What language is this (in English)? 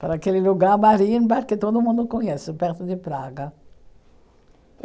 Portuguese